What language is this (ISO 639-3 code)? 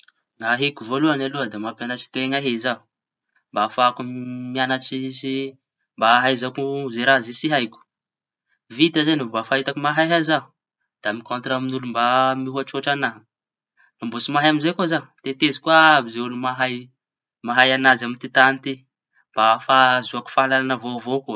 txy